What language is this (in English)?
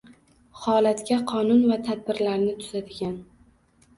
Uzbek